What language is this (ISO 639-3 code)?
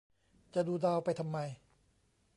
tha